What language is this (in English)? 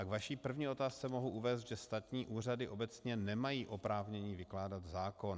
Czech